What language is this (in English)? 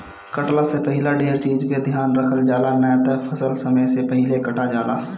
Bhojpuri